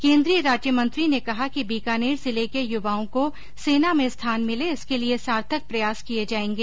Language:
Hindi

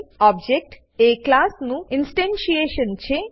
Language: Gujarati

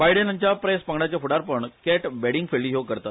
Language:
Konkani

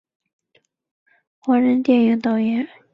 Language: Chinese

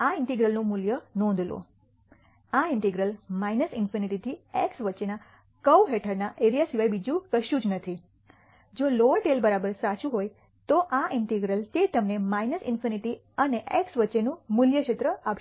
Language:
Gujarati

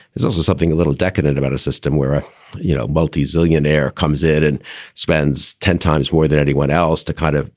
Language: English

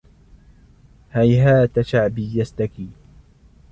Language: Arabic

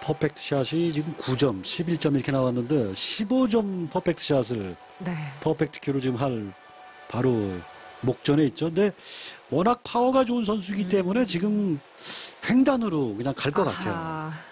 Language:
Korean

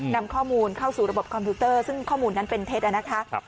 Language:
Thai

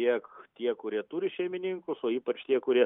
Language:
Lithuanian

